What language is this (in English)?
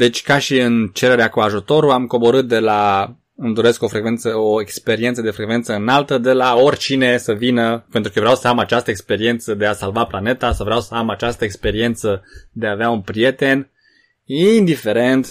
Romanian